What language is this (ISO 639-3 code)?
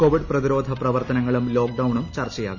mal